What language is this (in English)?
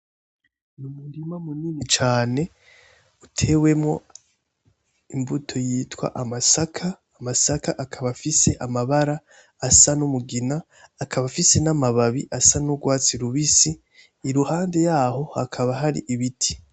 Rundi